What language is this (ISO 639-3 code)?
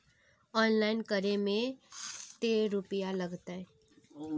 mag